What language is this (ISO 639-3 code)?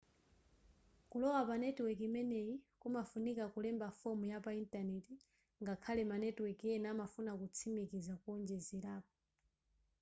nya